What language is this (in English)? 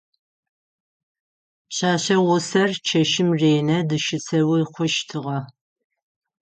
Adyghe